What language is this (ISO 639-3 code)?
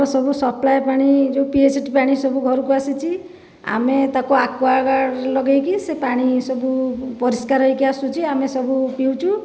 ori